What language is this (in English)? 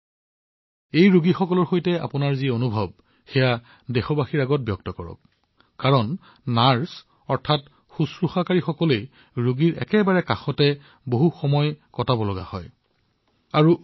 Assamese